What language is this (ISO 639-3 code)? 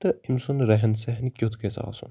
kas